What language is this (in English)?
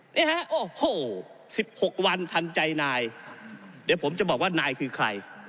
Thai